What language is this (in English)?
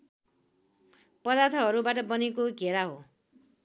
Nepali